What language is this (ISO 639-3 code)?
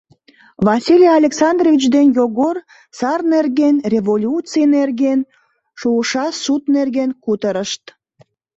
chm